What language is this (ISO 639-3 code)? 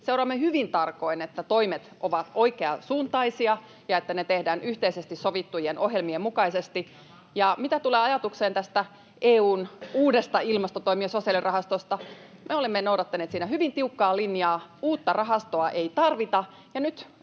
fin